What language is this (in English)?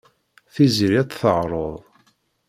Kabyle